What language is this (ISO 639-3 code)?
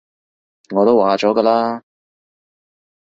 yue